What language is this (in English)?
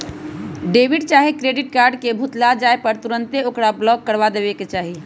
Magahi